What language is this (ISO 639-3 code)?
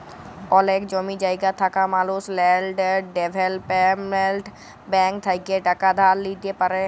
ben